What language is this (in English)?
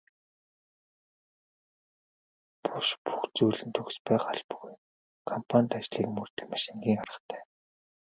Mongolian